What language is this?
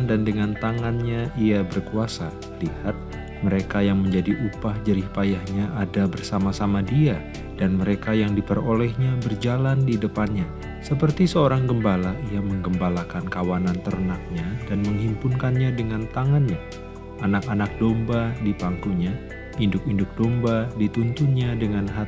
Indonesian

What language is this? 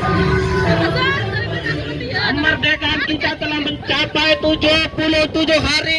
Indonesian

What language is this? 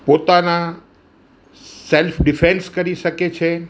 Gujarati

